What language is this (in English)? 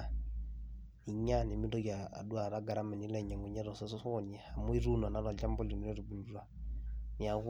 Masai